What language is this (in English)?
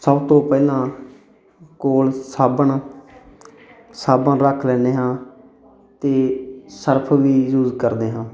Punjabi